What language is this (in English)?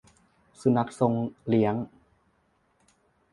Thai